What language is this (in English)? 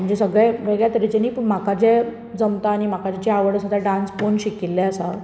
Konkani